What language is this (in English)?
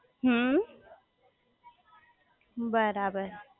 Gujarati